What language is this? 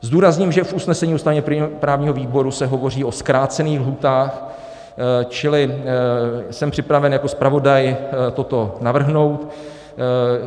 Czech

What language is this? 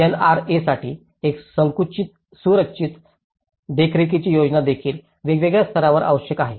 Marathi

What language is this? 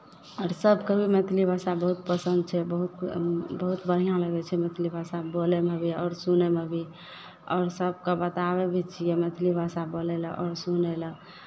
Maithili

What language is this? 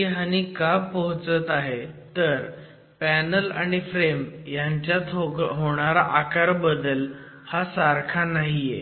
Marathi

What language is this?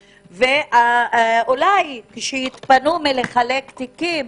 Hebrew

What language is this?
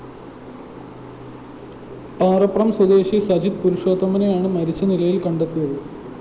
Malayalam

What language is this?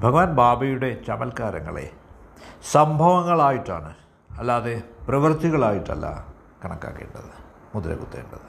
Malayalam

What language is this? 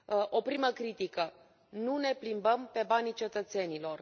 Romanian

